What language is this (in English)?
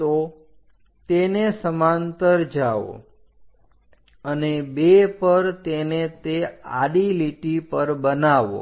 Gujarati